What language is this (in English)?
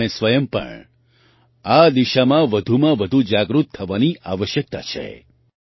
Gujarati